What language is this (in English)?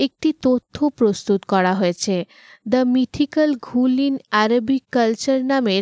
Bangla